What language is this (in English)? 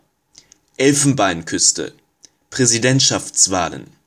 German